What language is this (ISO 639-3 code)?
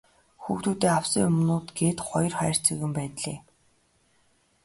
mon